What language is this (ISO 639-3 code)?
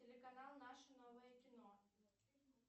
rus